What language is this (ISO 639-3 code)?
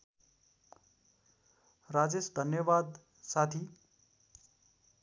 nep